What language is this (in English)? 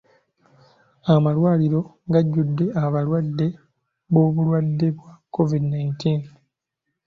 Ganda